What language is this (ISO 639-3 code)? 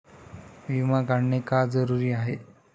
mar